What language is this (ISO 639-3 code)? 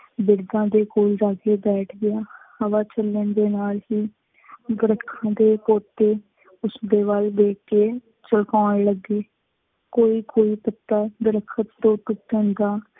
pan